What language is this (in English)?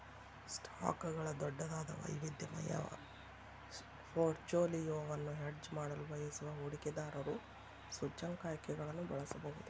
Kannada